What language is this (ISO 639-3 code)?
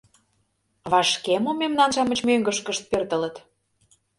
chm